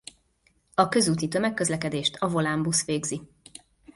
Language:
Hungarian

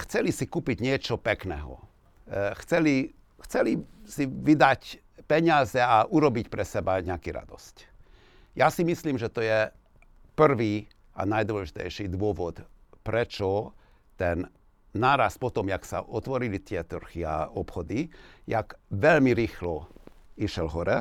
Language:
Slovak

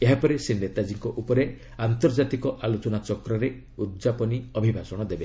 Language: Odia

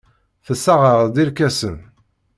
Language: Kabyle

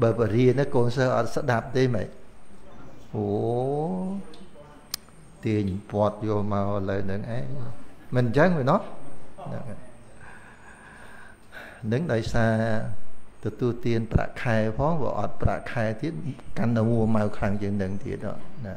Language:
Vietnamese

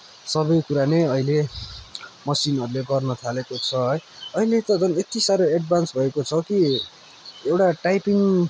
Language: Nepali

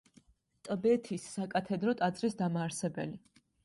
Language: Georgian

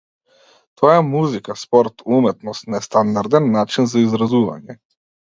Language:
Macedonian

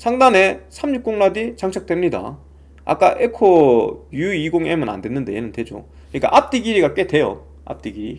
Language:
Korean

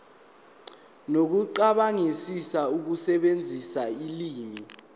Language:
Zulu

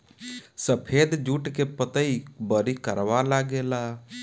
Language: Bhojpuri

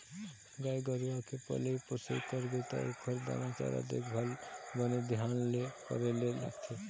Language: Chhattisgarhi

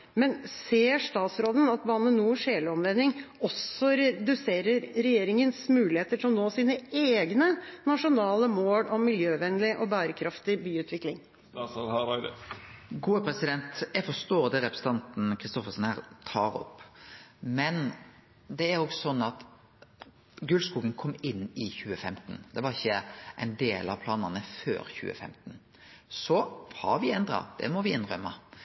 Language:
Norwegian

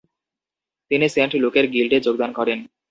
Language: Bangla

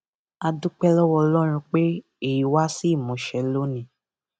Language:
Yoruba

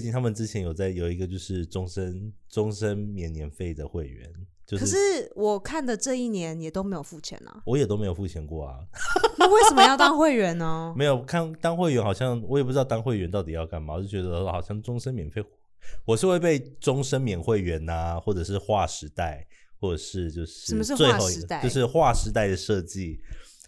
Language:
Chinese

